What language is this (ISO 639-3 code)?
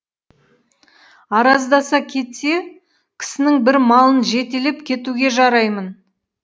kaz